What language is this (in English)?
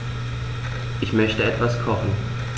German